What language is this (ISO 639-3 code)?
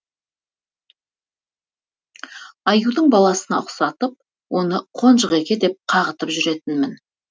kaz